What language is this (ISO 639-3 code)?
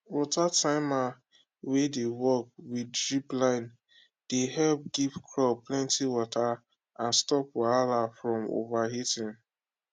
pcm